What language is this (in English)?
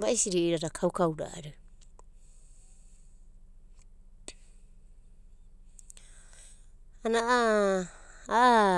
Abadi